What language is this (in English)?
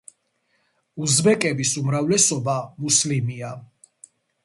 Georgian